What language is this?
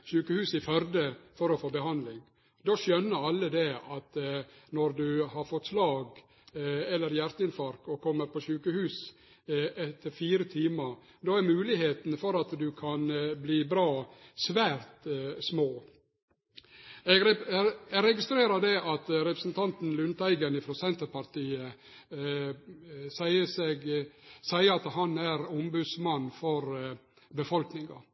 Norwegian Nynorsk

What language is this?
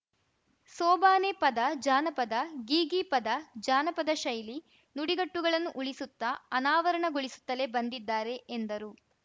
Kannada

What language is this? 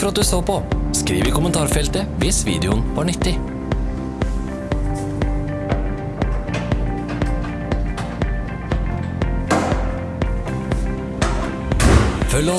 Norwegian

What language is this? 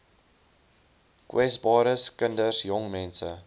Afrikaans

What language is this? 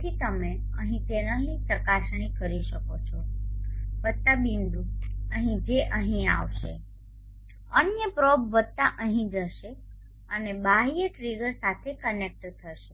Gujarati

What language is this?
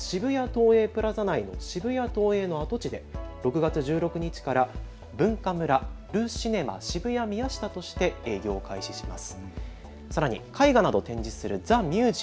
Japanese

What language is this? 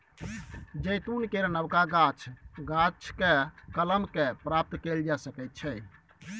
Maithili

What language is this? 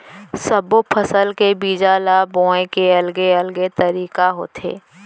Chhattisgarhi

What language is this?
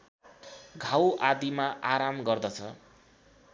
Nepali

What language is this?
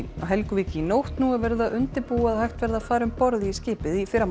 Icelandic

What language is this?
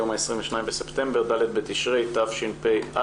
Hebrew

